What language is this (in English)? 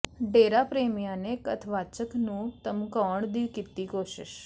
Punjabi